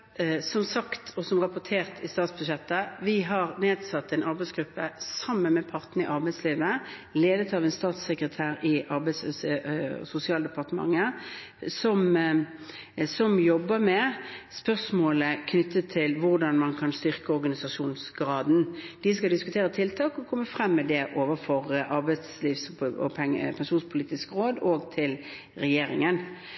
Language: Norwegian Bokmål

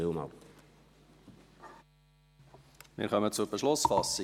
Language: Swiss German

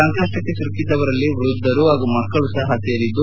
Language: Kannada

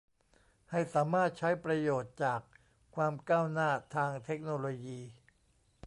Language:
Thai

